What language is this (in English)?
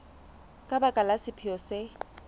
Southern Sotho